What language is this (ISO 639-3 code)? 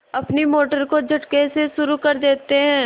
hin